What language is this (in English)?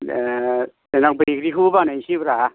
Bodo